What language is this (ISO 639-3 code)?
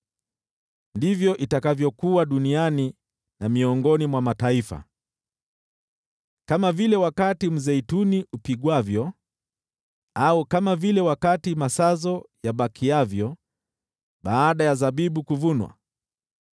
swa